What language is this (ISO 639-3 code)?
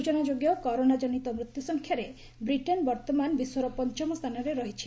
ori